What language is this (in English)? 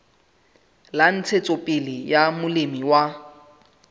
Southern Sotho